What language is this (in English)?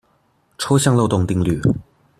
Chinese